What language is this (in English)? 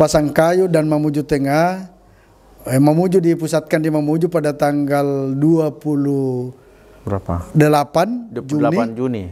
Indonesian